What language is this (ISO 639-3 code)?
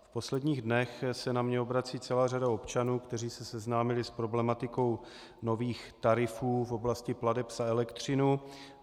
ces